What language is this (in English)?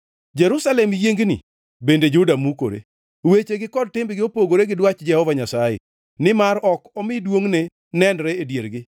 Luo (Kenya and Tanzania)